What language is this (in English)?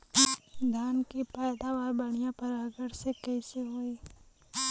Bhojpuri